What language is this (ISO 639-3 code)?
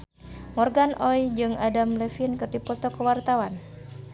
sun